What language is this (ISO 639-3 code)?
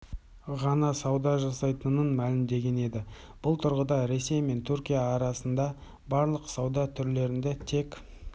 kaz